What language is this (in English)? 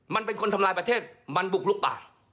Thai